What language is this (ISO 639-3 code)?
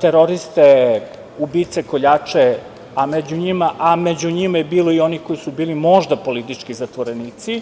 srp